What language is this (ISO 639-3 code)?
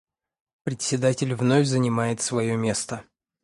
rus